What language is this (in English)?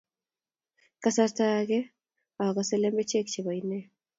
Kalenjin